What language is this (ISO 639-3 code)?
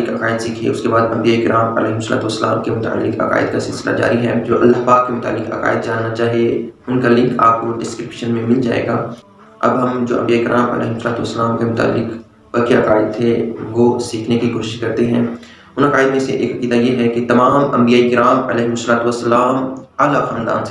urd